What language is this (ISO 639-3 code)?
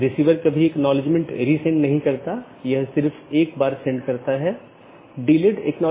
hin